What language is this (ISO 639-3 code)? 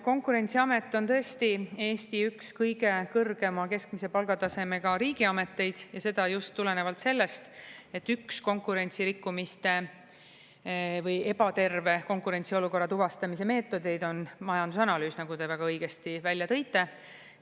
est